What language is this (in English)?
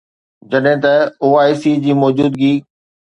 Sindhi